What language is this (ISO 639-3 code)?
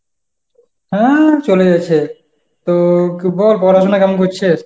ben